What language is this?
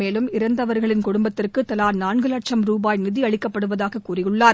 Tamil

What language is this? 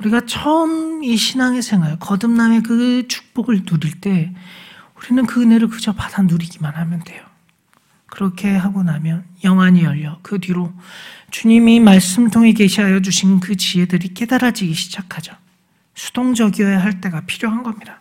Korean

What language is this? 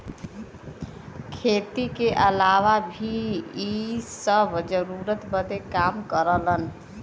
Bhojpuri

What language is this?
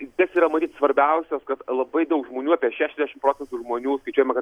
Lithuanian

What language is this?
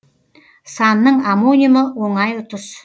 Kazakh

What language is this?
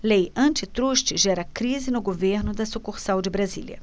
Portuguese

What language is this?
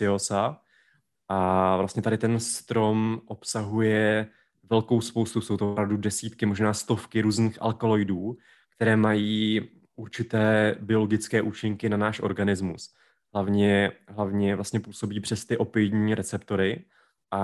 Czech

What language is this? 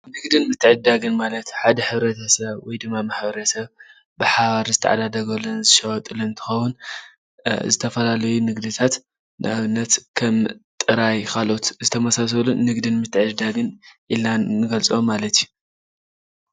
Tigrinya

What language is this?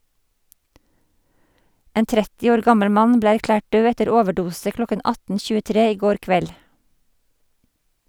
Norwegian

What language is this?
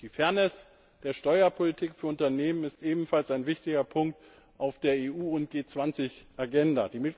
German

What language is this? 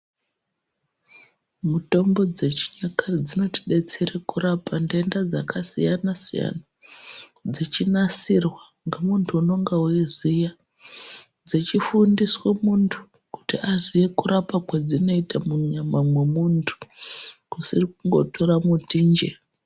Ndau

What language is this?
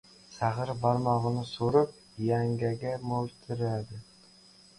Uzbek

